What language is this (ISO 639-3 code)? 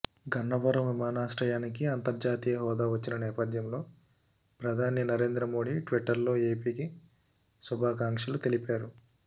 tel